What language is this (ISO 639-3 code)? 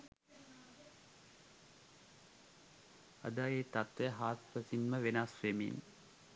sin